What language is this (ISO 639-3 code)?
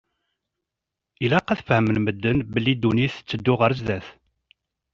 kab